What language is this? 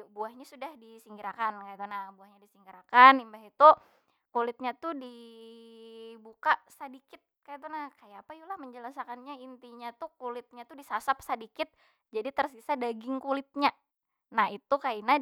Banjar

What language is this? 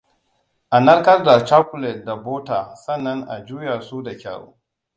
Hausa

